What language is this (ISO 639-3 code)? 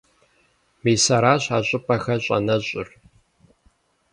kbd